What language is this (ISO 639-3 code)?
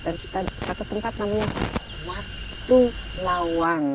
ind